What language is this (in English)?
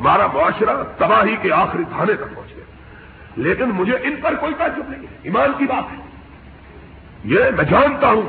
Urdu